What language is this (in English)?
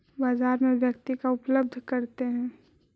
Magahi